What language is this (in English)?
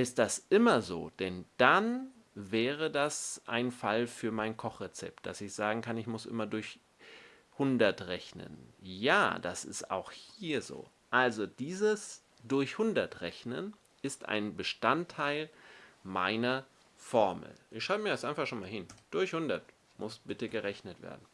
German